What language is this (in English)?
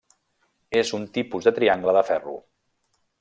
Catalan